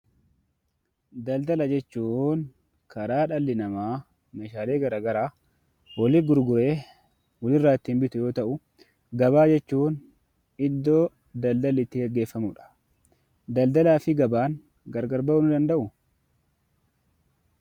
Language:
Oromo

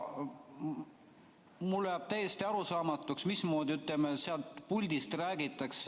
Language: Estonian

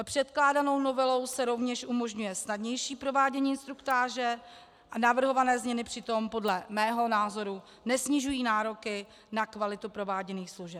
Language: Czech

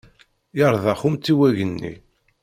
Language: Kabyle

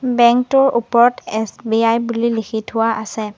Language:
Assamese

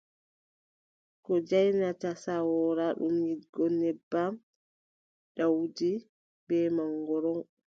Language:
Adamawa Fulfulde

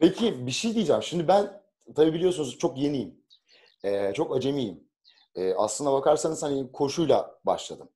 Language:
Turkish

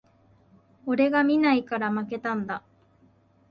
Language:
Japanese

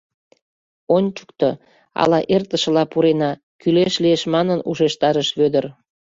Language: Mari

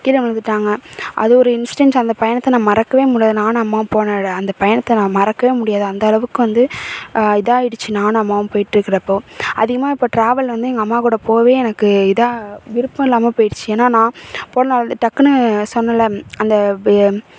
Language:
Tamil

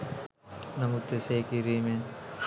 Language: Sinhala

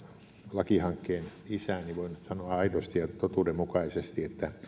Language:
Finnish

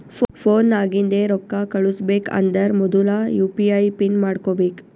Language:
Kannada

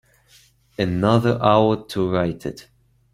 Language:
English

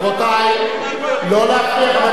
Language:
Hebrew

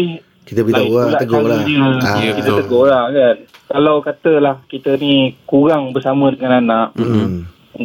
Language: Malay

